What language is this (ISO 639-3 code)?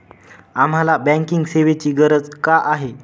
mar